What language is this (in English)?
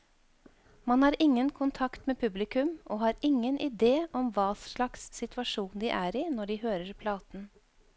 Norwegian